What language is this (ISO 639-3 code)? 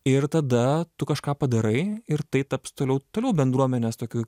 lit